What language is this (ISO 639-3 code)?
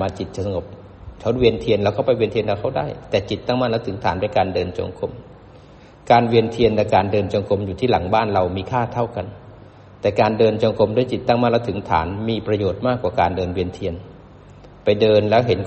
tha